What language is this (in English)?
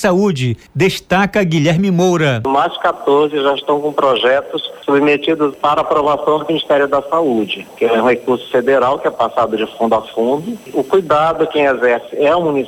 Portuguese